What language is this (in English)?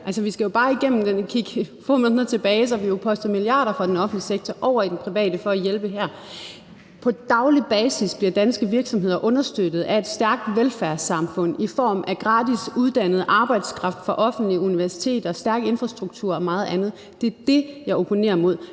Danish